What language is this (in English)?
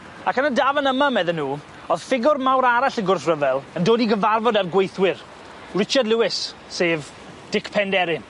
Welsh